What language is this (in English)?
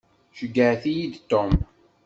Kabyle